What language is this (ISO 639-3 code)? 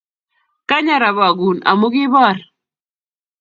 kln